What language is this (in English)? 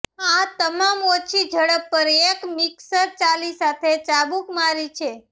Gujarati